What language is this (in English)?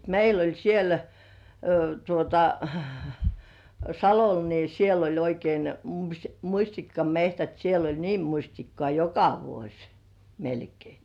Finnish